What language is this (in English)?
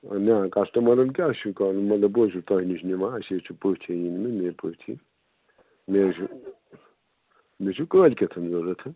Kashmiri